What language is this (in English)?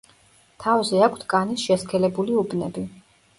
Georgian